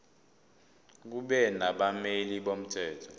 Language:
Zulu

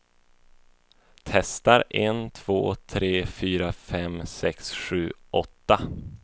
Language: Swedish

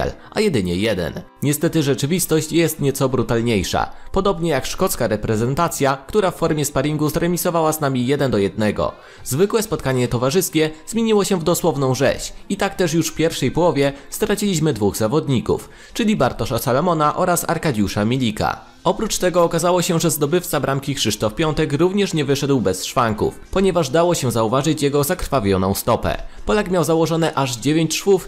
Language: Polish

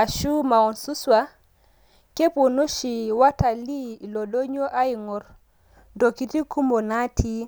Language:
Masai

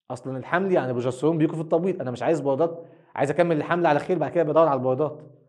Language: Arabic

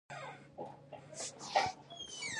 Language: Pashto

